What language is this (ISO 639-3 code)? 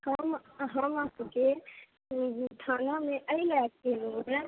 mai